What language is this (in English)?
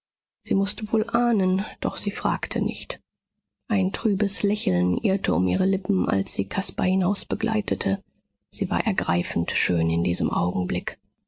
German